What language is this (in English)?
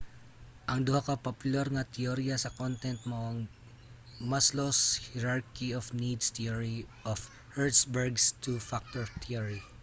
Cebuano